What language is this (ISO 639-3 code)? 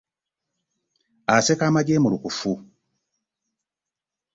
lug